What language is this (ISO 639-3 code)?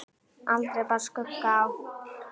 isl